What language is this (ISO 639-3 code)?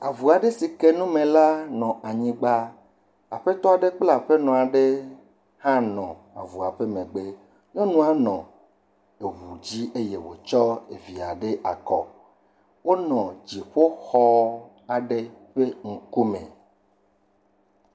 ewe